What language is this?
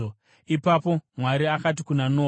Shona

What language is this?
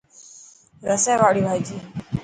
Dhatki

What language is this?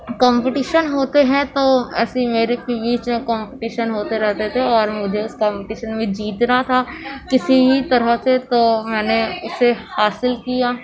Urdu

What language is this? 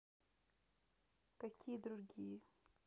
Russian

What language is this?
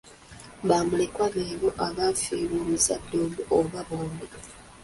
Ganda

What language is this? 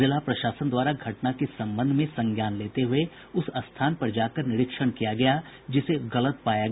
Hindi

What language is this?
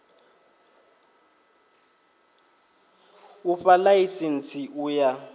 Venda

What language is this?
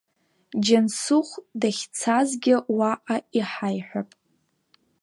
Abkhazian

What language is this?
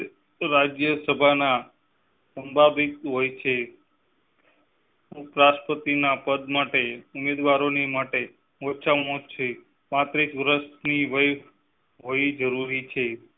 Gujarati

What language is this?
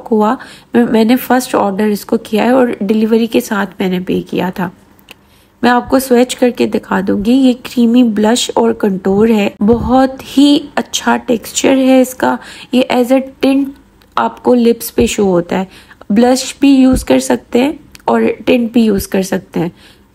Hindi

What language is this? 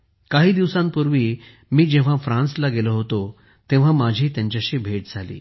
Marathi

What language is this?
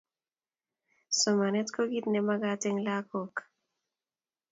Kalenjin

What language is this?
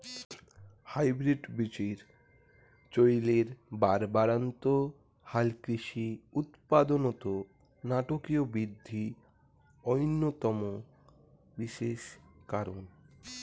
Bangla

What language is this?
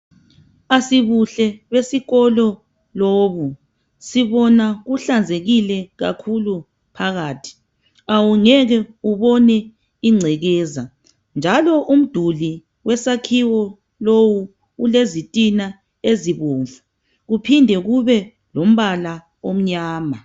North Ndebele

